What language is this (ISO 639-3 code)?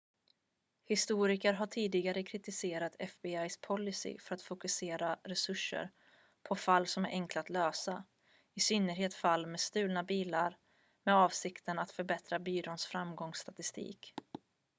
swe